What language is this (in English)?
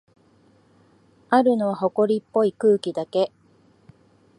Japanese